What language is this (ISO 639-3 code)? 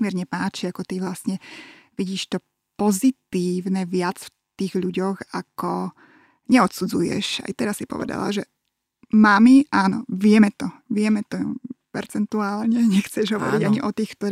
slk